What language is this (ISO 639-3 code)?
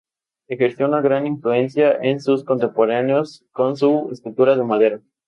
spa